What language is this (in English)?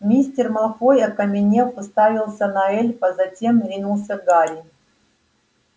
Russian